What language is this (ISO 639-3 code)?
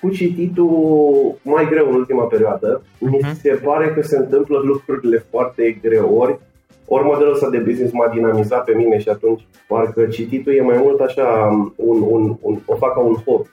ron